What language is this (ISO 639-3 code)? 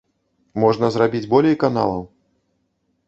bel